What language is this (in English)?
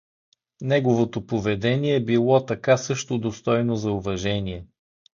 Bulgarian